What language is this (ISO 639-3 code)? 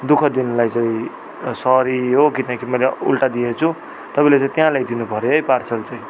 nep